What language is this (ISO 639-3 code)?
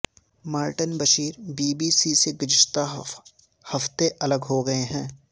urd